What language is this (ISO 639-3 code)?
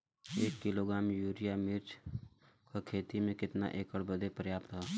bho